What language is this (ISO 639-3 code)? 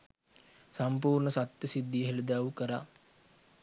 sin